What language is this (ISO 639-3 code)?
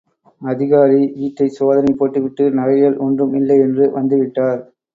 tam